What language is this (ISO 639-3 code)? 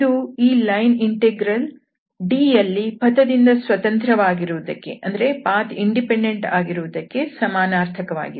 kan